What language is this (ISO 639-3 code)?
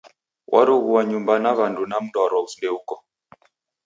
dav